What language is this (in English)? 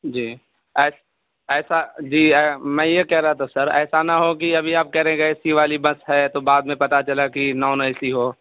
Urdu